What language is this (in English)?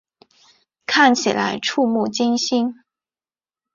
Chinese